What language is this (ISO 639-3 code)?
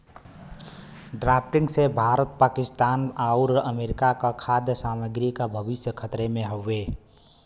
bho